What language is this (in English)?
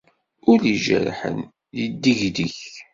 Kabyle